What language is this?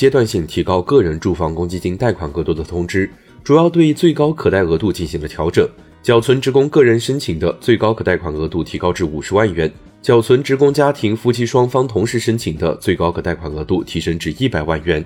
Chinese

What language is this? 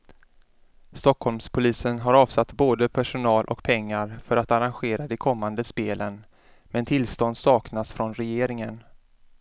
Swedish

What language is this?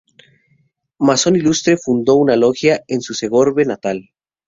Spanish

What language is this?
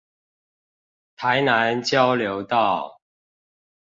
Chinese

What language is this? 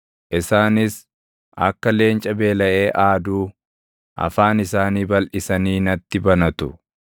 Oromo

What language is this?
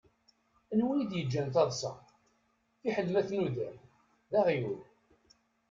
Kabyle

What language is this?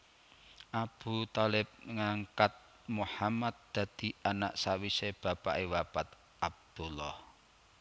Javanese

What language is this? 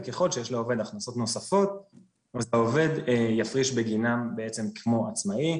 Hebrew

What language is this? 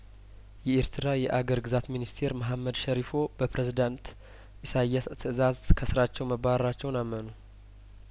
Amharic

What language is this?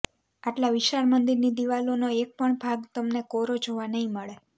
Gujarati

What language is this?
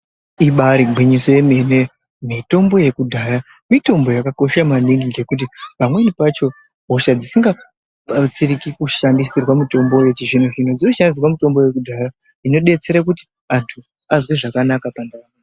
Ndau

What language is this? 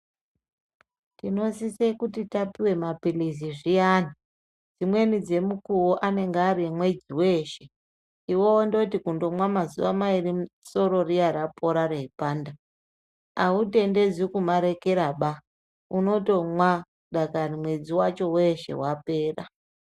Ndau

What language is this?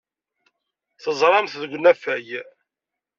Kabyle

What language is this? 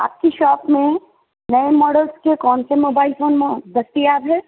Urdu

